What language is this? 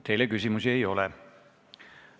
Estonian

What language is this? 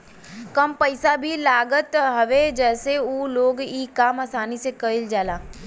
Bhojpuri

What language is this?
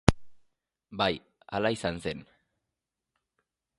Basque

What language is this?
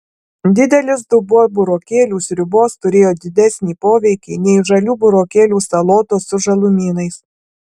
Lithuanian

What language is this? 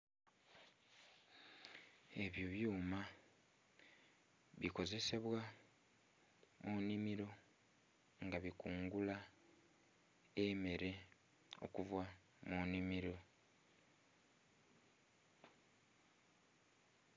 Soga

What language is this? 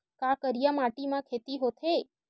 Chhattisgarhi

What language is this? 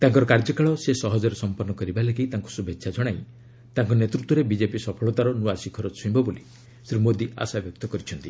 Odia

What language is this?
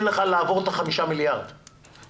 Hebrew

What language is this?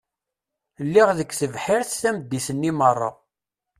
Kabyle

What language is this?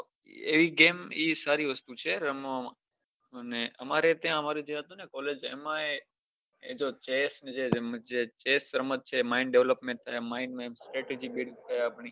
Gujarati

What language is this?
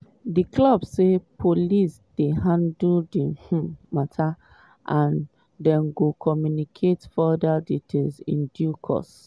Nigerian Pidgin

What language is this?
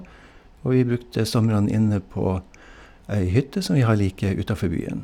Norwegian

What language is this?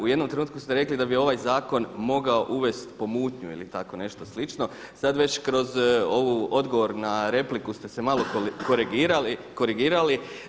Croatian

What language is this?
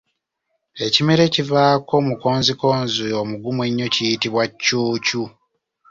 Ganda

